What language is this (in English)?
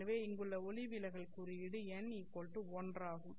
Tamil